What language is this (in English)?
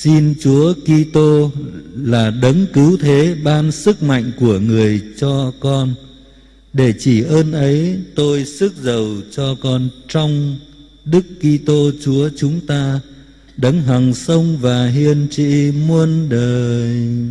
Vietnamese